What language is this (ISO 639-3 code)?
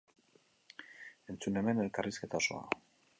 eus